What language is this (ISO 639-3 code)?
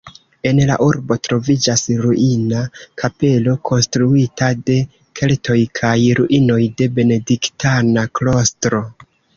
epo